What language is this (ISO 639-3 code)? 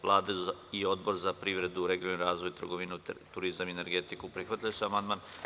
srp